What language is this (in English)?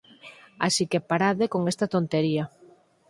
Galician